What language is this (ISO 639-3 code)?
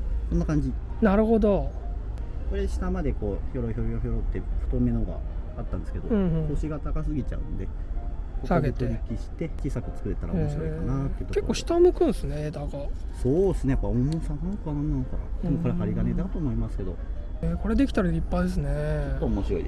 jpn